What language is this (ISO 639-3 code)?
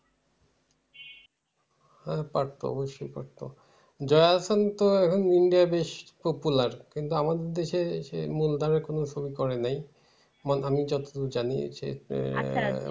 ben